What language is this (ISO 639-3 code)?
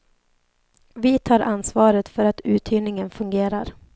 swe